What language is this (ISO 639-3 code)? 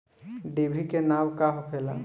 bho